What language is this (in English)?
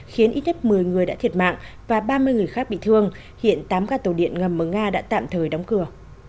Vietnamese